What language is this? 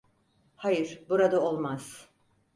Turkish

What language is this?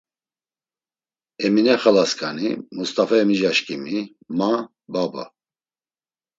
Laz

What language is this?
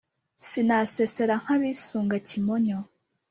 Kinyarwanda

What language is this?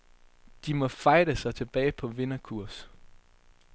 Danish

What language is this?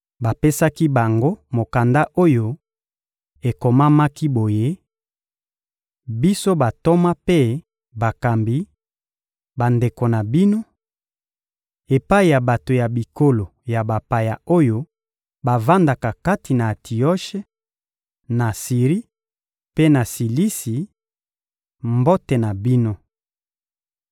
Lingala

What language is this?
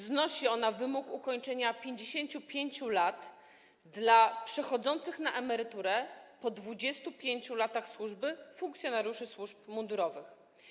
Polish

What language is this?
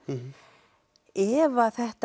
Icelandic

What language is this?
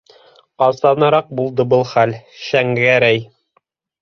Bashkir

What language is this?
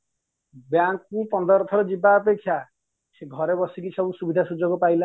Odia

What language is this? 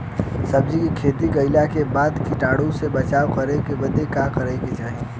Bhojpuri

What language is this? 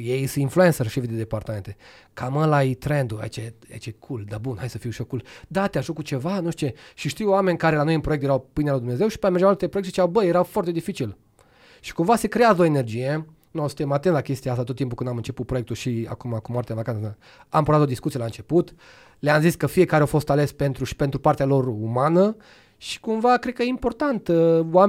Romanian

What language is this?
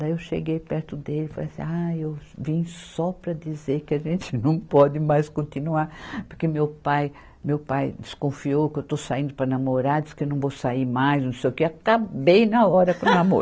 Portuguese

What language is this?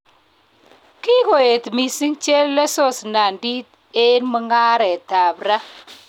Kalenjin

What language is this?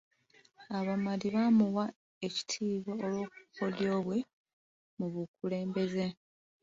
Ganda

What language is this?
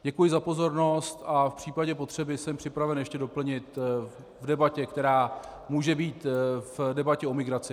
Czech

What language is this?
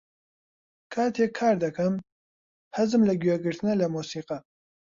Central Kurdish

